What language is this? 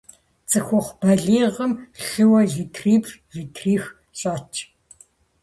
Kabardian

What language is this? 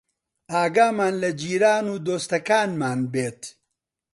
Central Kurdish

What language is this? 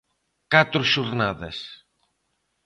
Galician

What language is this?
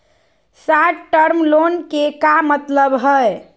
Magahi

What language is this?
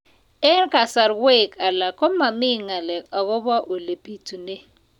Kalenjin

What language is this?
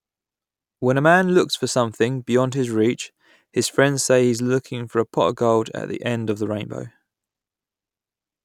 English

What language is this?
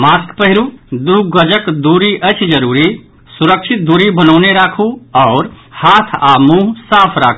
Maithili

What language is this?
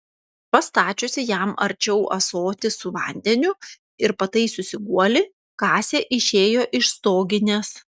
Lithuanian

